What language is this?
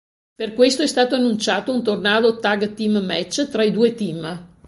Italian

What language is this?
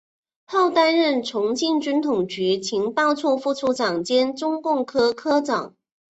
Chinese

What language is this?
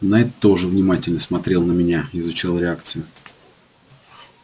Russian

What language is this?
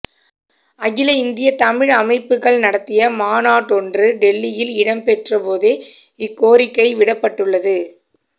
Tamil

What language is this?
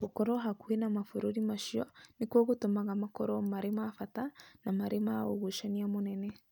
Kikuyu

